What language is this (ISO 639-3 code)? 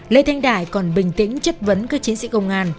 vie